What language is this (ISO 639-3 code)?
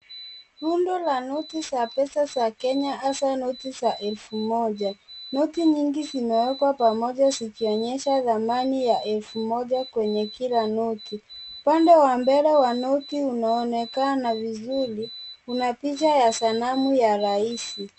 swa